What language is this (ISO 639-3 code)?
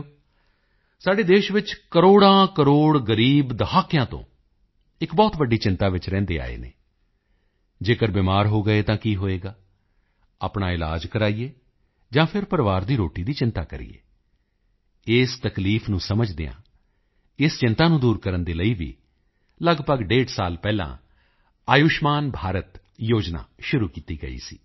pan